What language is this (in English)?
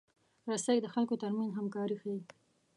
Pashto